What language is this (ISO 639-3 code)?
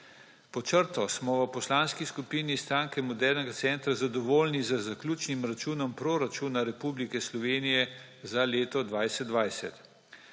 slv